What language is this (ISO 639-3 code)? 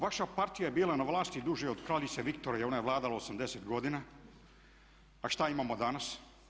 hrv